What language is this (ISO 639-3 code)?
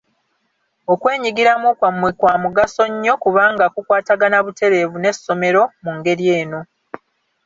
lug